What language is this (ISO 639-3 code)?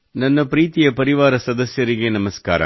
kan